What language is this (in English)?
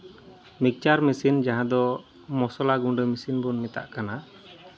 Santali